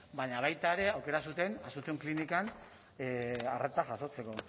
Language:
Basque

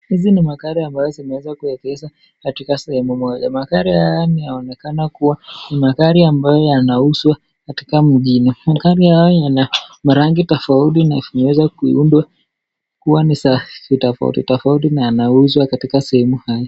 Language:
Swahili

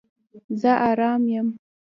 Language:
Pashto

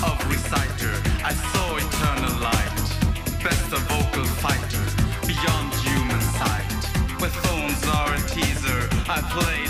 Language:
Greek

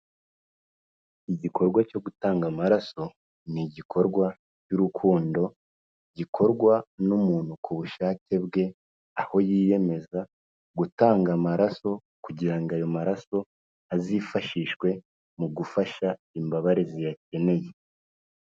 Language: Kinyarwanda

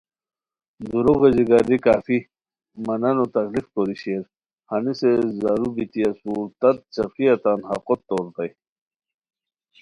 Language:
Khowar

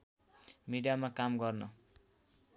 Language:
Nepali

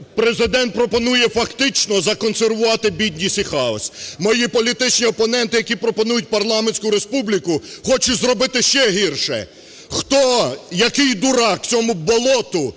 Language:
Ukrainian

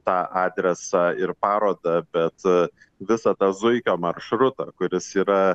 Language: Lithuanian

